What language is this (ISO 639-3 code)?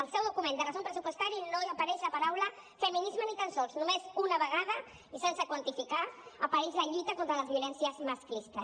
cat